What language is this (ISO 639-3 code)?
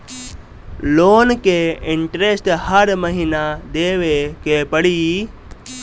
bho